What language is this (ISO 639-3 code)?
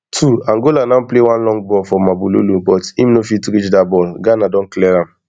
pcm